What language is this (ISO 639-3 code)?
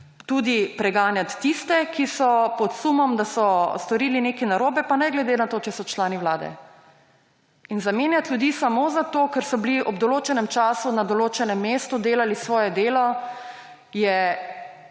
slv